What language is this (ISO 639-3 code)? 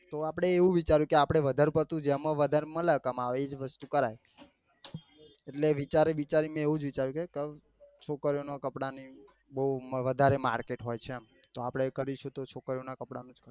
guj